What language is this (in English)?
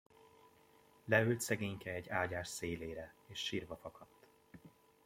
Hungarian